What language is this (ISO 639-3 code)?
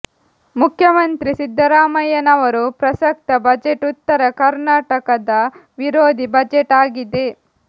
kan